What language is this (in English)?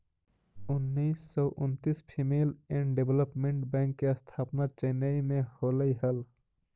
Magahi